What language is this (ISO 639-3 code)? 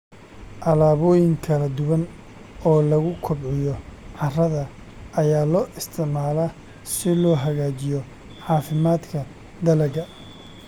som